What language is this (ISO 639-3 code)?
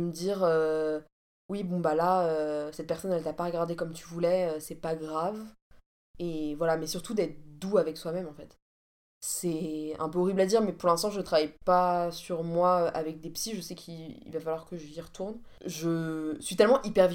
fra